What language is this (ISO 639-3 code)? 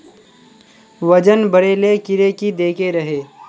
mag